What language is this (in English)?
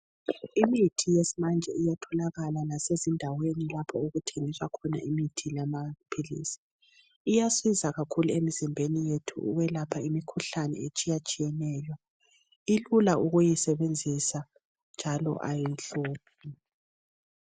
North Ndebele